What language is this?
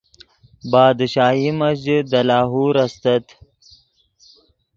Yidgha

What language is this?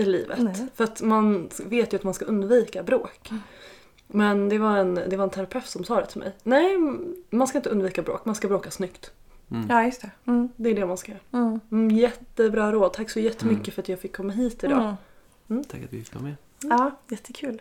Swedish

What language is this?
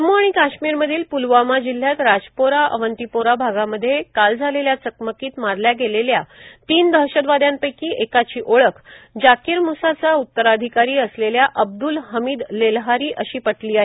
Marathi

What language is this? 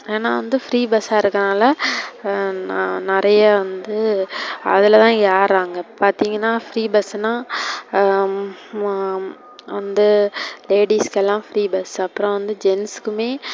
Tamil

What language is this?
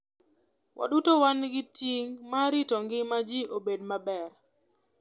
Luo (Kenya and Tanzania)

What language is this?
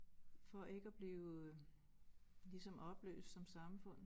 Danish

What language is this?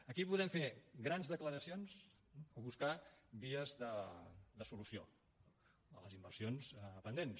Catalan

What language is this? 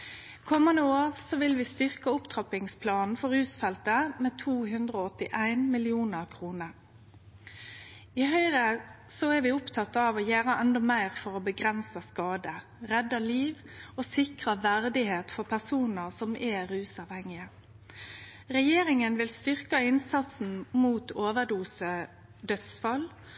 Norwegian Nynorsk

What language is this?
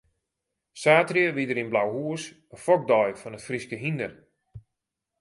Western Frisian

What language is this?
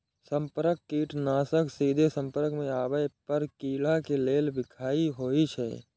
Maithili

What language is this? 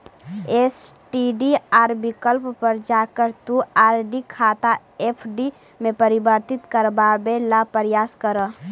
Magahi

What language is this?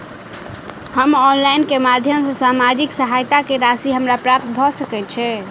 Maithili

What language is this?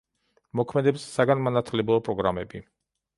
Georgian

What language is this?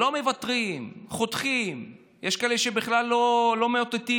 Hebrew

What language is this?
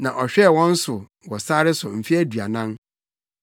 Akan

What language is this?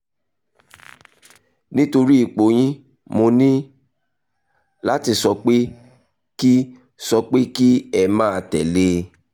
Yoruba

